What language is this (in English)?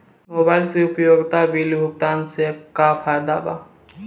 Bhojpuri